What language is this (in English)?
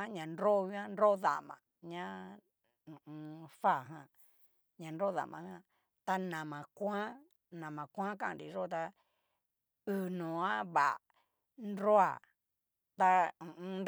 Cacaloxtepec Mixtec